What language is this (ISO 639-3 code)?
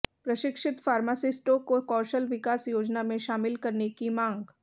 hin